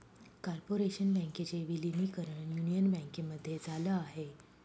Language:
Marathi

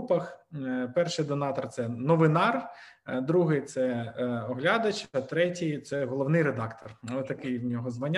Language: Ukrainian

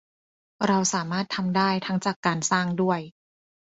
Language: Thai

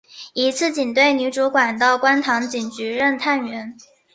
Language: Chinese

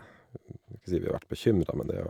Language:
Norwegian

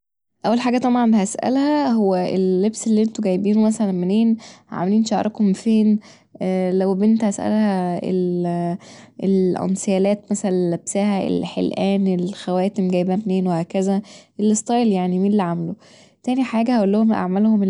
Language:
Egyptian Arabic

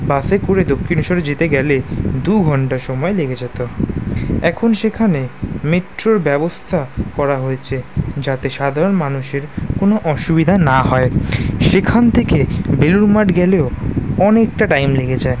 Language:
Bangla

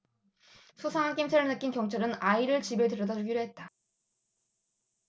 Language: Korean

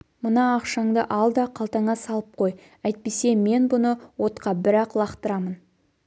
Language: Kazakh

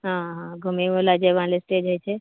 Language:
Maithili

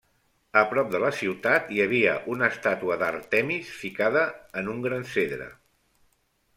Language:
Catalan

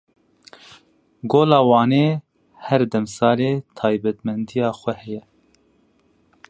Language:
Kurdish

